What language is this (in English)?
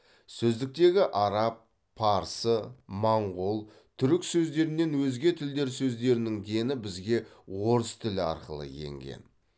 Kazakh